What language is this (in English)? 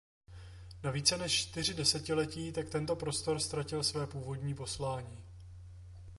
Czech